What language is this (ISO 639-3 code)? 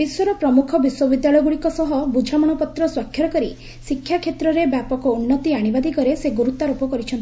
ori